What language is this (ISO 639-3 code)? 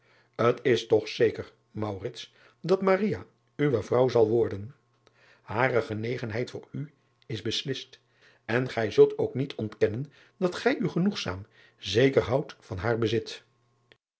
nld